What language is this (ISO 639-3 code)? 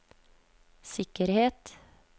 nor